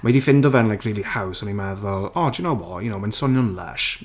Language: Welsh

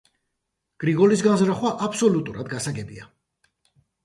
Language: Georgian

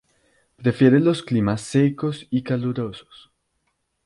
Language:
Spanish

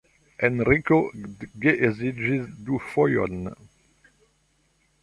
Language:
Esperanto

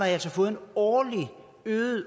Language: Danish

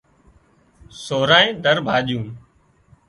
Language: Wadiyara Koli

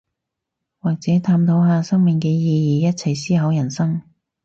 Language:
Cantonese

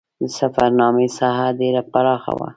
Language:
Pashto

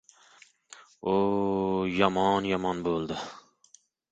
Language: Uzbek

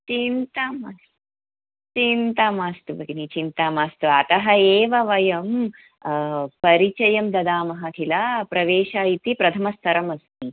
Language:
Sanskrit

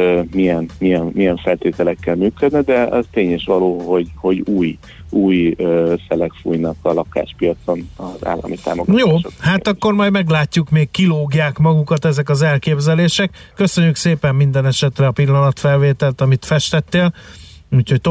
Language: Hungarian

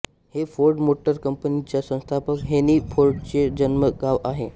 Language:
Marathi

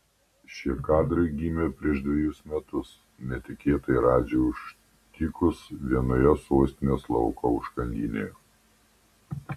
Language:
Lithuanian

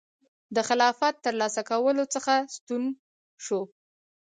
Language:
Pashto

